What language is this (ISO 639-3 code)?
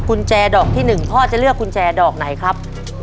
tha